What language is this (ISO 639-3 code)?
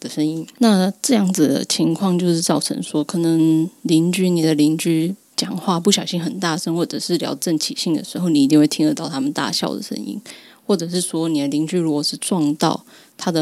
zho